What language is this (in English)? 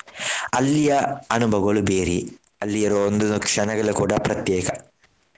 Kannada